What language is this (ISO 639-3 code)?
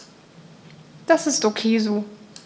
deu